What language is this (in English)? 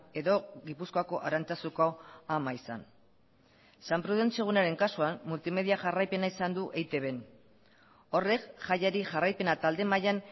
Basque